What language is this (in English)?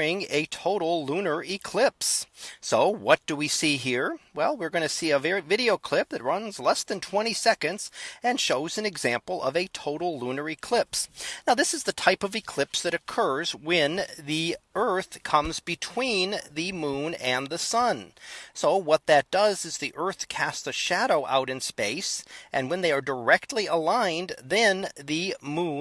English